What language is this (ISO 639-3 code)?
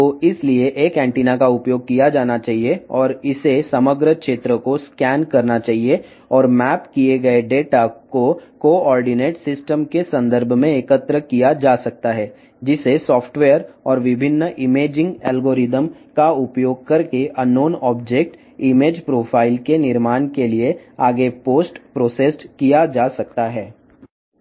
tel